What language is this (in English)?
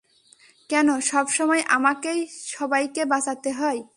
Bangla